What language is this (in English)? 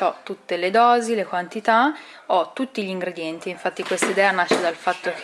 Italian